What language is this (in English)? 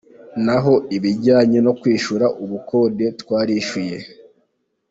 Kinyarwanda